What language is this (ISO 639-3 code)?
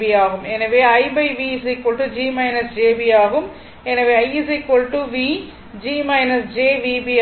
tam